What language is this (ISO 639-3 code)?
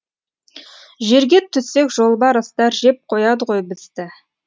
kaz